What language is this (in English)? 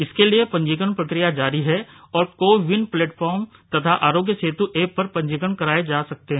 Hindi